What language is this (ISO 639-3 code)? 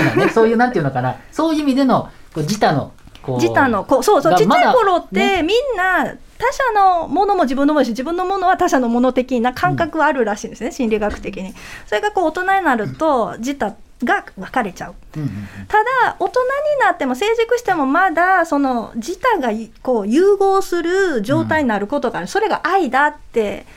jpn